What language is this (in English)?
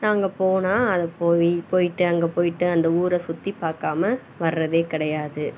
Tamil